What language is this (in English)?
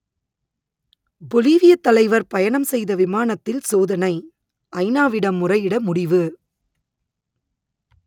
Tamil